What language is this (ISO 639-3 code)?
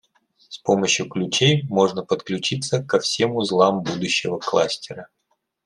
rus